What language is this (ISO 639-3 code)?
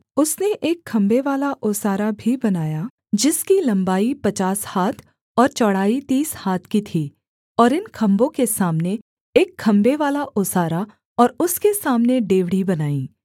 hin